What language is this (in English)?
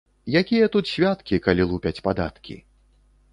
Belarusian